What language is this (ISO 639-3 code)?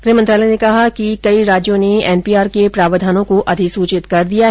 hin